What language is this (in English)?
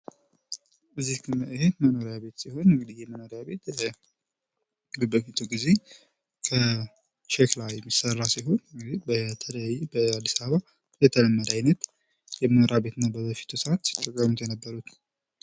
Amharic